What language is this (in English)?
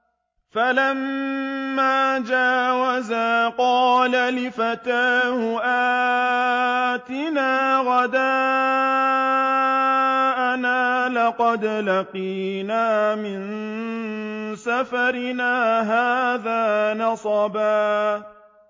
Arabic